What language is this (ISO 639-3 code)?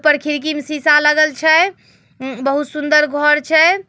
mag